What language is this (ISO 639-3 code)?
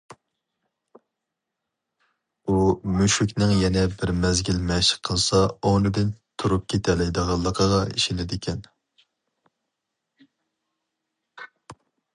uig